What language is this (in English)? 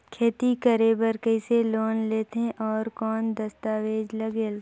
Chhattisgarhi